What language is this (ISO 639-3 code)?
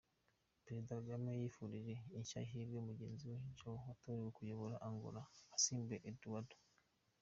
kin